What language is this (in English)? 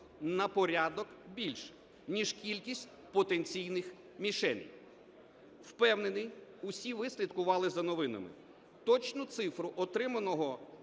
Ukrainian